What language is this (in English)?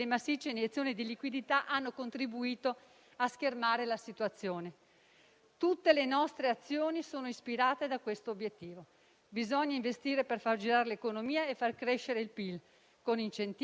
Italian